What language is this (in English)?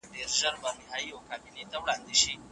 Pashto